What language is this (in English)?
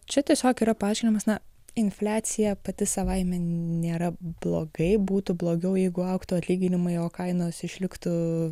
Lithuanian